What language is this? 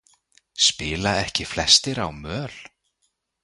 Icelandic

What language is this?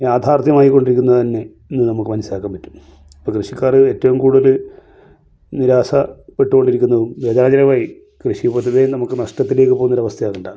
Malayalam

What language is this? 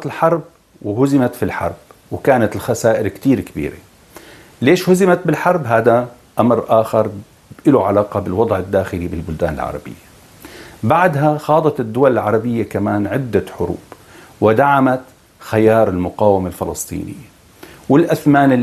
Arabic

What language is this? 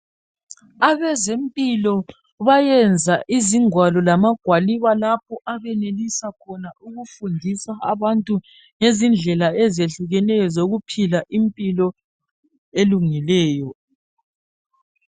North Ndebele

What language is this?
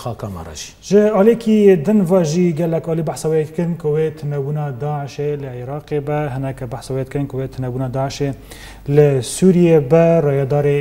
Arabic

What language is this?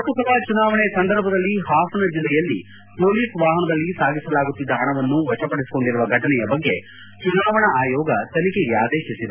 Kannada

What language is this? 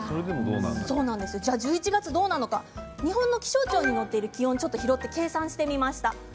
Japanese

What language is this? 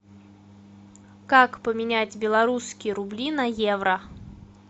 Russian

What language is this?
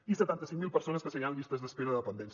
Catalan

